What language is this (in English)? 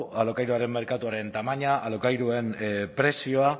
Basque